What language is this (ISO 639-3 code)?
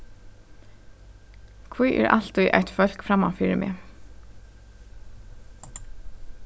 fao